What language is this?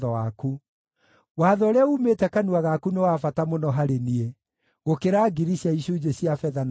Kikuyu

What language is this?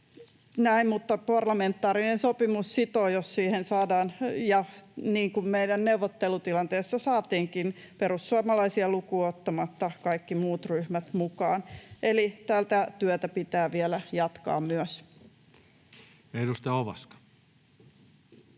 Finnish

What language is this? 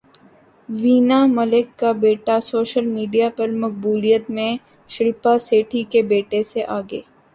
Urdu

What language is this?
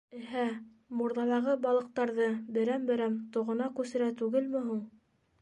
Bashkir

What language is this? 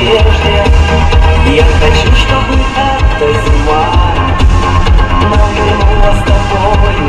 Russian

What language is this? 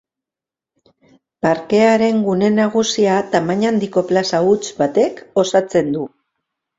Basque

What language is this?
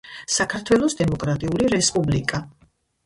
Georgian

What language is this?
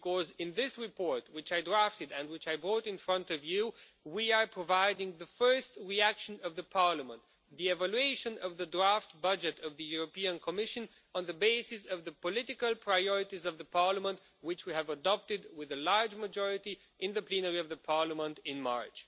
English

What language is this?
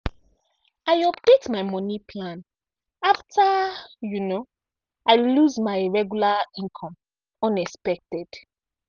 Nigerian Pidgin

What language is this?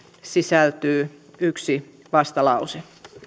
Finnish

